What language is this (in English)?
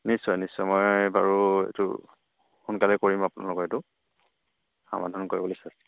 Assamese